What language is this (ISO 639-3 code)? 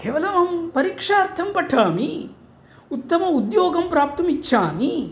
san